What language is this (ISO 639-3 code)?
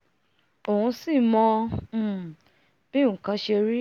yor